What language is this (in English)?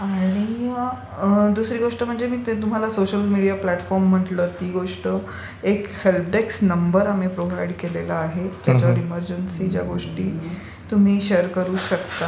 Marathi